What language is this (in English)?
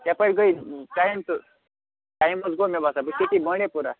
Kashmiri